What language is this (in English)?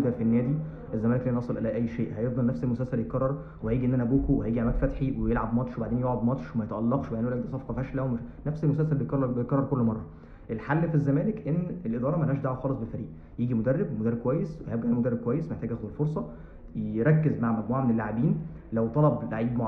Arabic